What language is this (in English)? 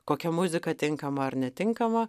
Lithuanian